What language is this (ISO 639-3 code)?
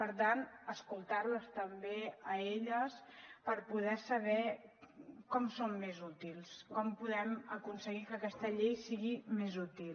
cat